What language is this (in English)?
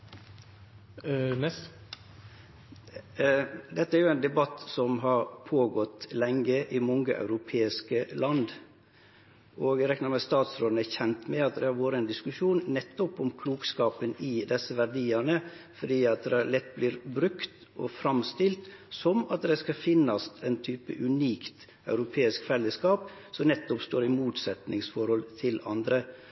Norwegian Nynorsk